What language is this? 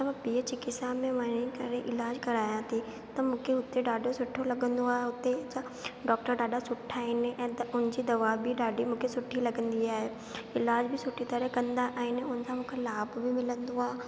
Sindhi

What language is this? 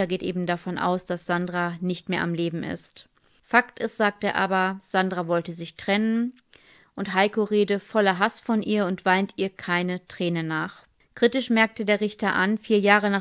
German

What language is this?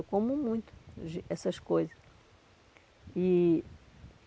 Portuguese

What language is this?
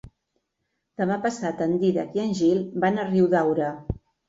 Catalan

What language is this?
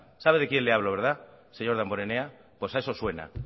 Spanish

